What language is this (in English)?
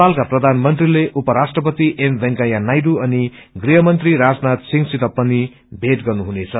Nepali